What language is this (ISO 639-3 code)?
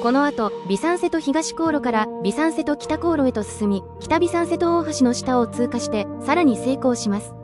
jpn